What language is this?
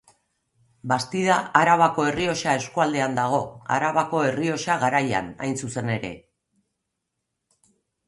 Basque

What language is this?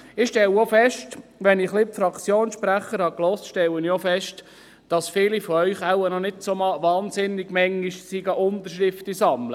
Swiss German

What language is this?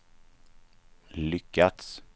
Swedish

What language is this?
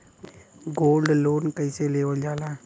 Bhojpuri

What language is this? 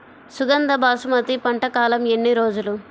Telugu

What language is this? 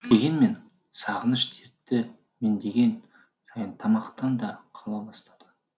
Kazakh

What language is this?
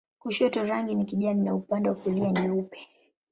Swahili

